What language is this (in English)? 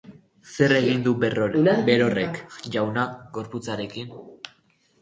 Basque